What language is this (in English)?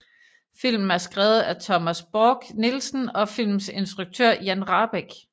Danish